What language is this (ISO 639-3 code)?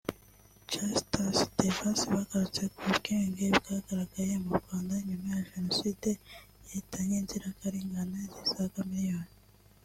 kin